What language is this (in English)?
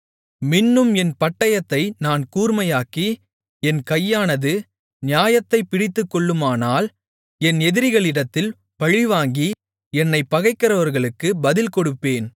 Tamil